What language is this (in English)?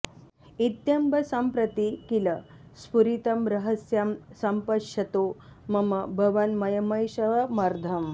Sanskrit